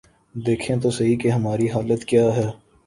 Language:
Urdu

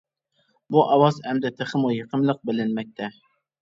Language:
Uyghur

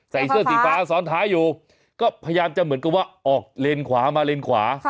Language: Thai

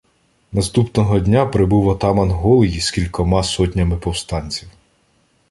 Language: Ukrainian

